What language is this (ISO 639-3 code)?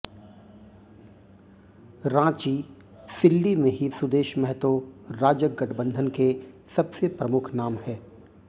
hin